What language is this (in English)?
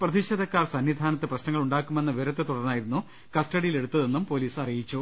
Malayalam